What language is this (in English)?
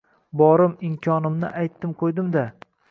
Uzbek